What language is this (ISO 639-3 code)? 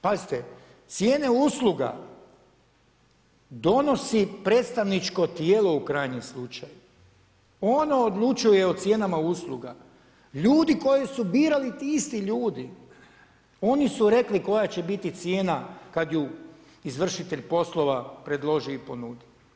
hrv